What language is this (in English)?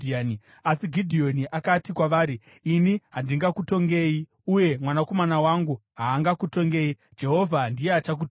Shona